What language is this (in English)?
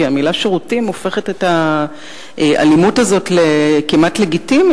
Hebrew